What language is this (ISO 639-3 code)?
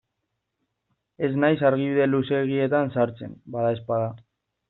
eus